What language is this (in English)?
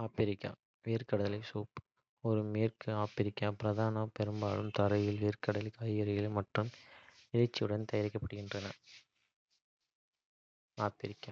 Kota (India)